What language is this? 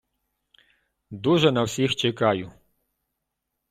Ukrainian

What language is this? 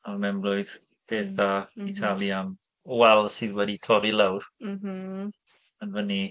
Welsh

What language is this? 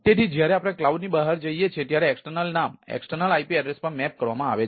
Gujarati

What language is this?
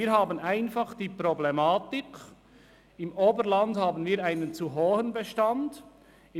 Swiss German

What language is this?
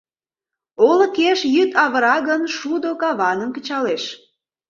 Mari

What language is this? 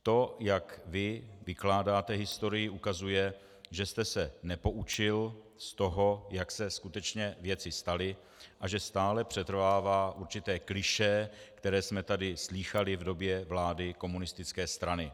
Czech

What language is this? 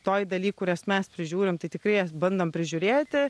Lithuanian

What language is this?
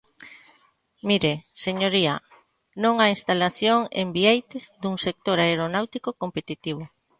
Galician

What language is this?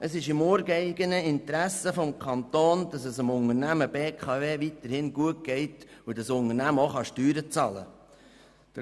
Swiss German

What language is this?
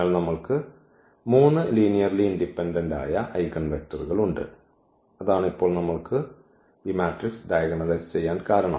Malayalam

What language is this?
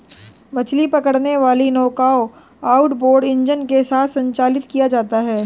Hindi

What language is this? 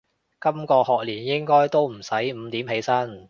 Cantonese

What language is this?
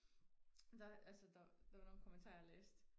Danish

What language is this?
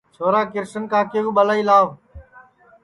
Sansi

